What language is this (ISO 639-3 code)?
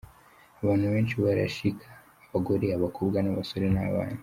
kin